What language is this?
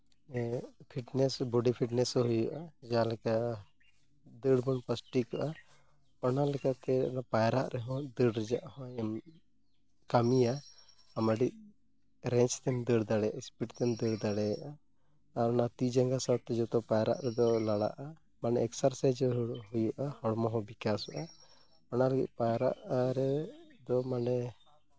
Santali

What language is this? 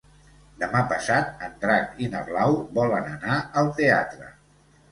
Catalan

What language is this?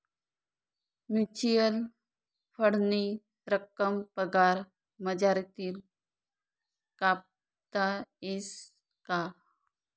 Marathi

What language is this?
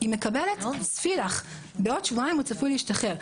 Hebrew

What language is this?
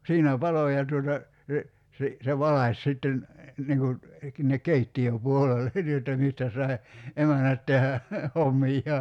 Finnish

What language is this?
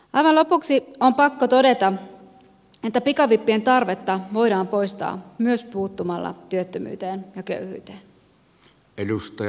Finnish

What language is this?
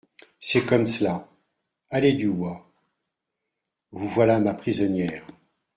French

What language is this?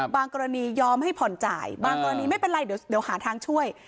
Thai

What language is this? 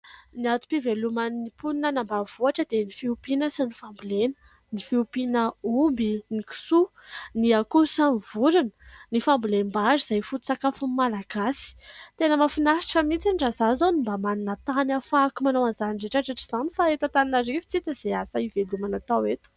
Malagasy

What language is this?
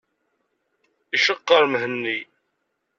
Kabyle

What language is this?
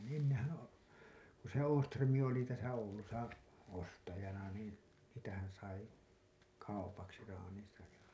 Finnish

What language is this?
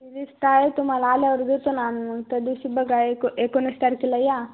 Marathi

